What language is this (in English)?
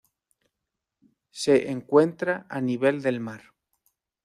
Spanish